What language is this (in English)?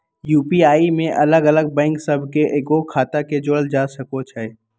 Magahi